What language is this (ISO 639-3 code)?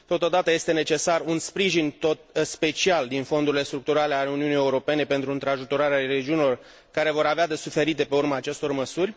ron